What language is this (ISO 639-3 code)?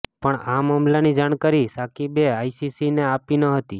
guj